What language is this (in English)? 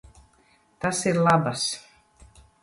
Latvian